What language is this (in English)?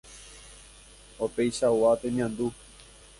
Guarani